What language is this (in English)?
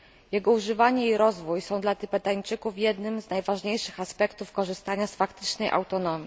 Polish